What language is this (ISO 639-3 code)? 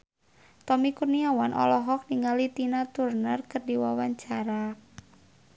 sun